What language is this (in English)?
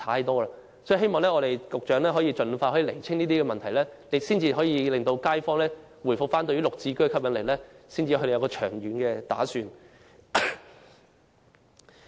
Cantonese